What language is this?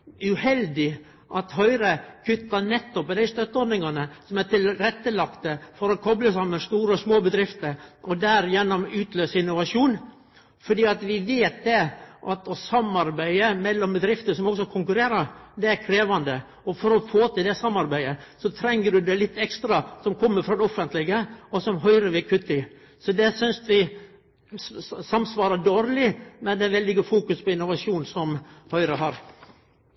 Norwegian Nynorsk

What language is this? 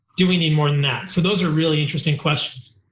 English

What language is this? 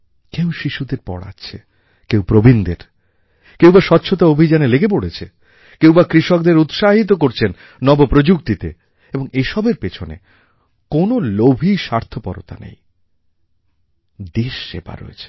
Bangla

